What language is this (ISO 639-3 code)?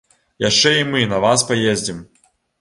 bel